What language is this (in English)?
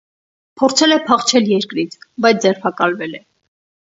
Armenian